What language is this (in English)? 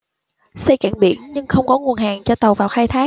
Vietnamese